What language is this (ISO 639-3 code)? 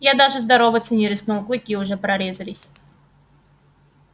rus